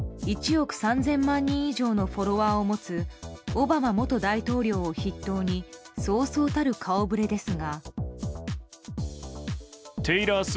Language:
Japanese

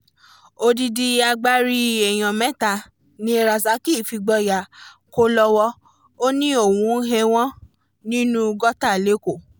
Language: Yoruba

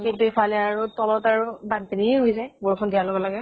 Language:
Assamese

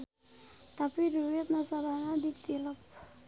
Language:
Sundanese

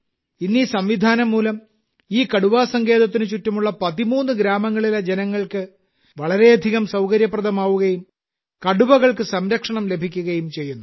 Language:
Malayalam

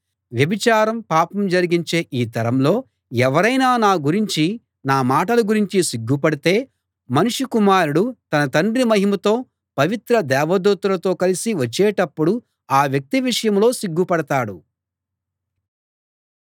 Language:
Telugu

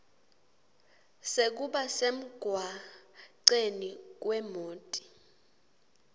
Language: Swati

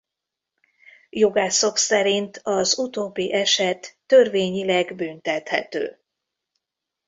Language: Hungarian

